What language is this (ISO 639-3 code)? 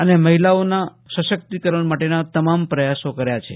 guj